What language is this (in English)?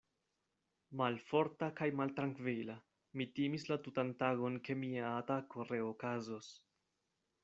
Esperanto